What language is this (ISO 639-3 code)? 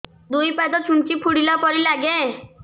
ori